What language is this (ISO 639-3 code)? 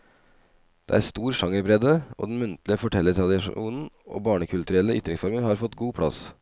nor